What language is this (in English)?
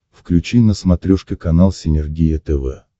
Russian